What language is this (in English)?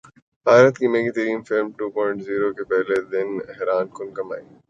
Urdu